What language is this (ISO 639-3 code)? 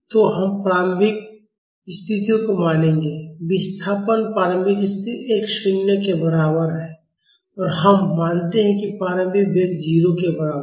hin